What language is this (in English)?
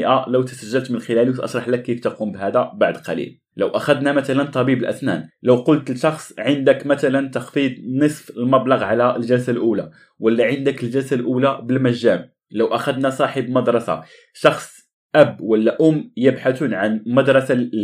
Arabic